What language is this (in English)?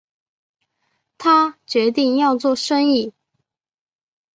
Chinese